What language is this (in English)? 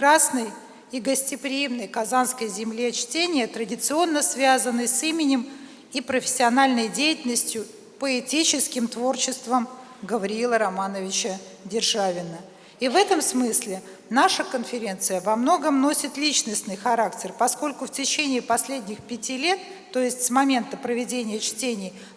Russian